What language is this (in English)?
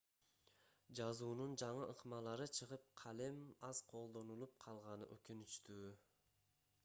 Kyrgyz